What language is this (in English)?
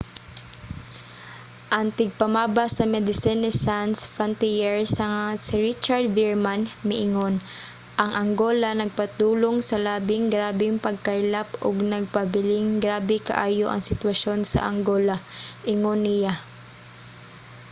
Cebuano